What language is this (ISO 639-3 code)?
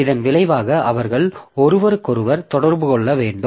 tam